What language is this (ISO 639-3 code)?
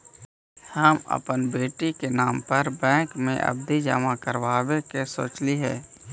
mag